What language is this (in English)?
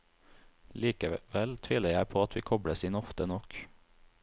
Norwegian